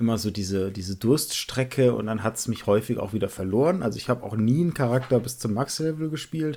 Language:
German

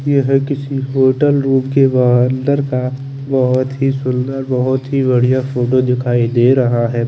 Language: Hindi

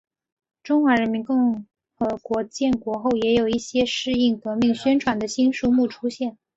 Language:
Chinese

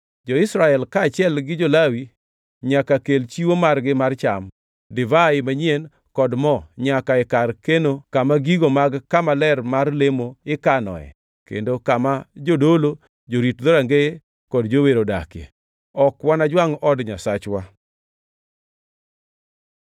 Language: Luo (Kenya and Tanzania)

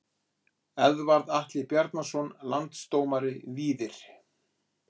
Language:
Icelandic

